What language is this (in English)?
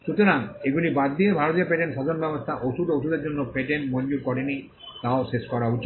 Bangla